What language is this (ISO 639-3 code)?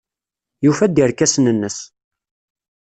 kab